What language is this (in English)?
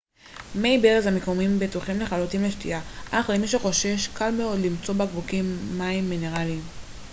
Hebrew